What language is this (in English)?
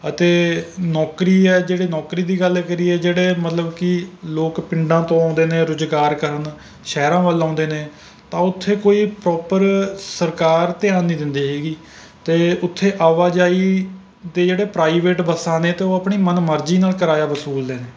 Punjabi